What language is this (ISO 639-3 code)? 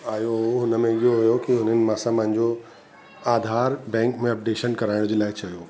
snd